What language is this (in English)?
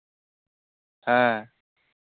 Santali